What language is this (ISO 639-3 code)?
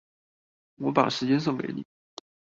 zho